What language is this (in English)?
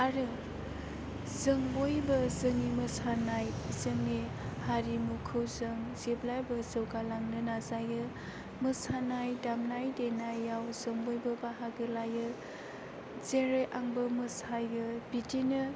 Bodo